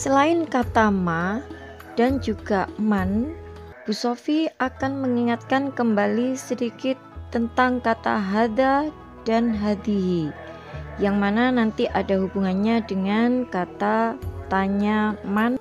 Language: Indonesian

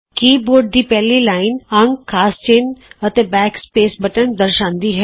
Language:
Punjabi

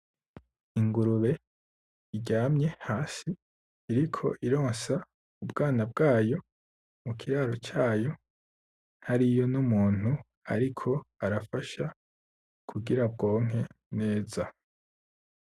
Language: Rundi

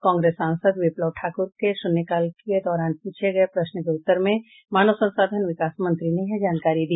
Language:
Hindi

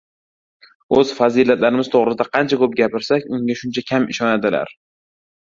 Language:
Uzbek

